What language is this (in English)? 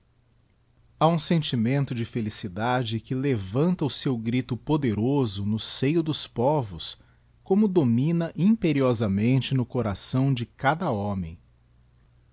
Portuguese